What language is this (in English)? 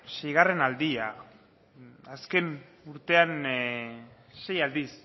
Basque